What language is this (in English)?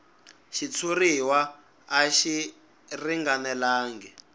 Tsonga